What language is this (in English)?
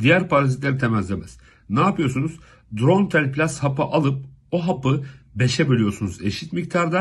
Turkish